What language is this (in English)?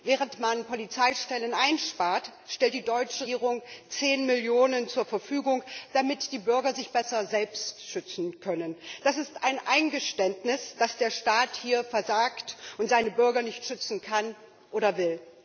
German